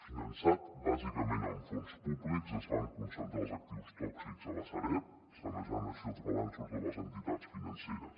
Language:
Catalan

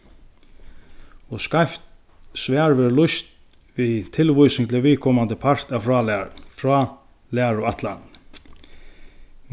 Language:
Faroese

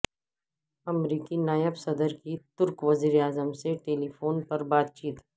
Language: Urdu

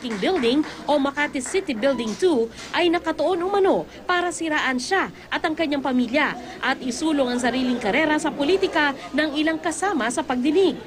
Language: Filipino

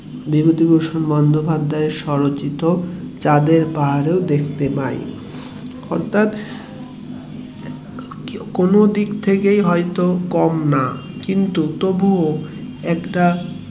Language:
Bangla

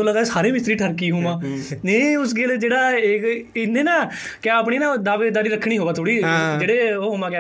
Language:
Punjabi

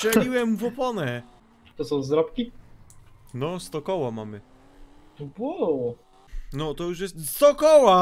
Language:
Polish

